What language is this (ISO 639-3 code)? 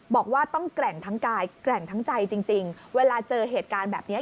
tha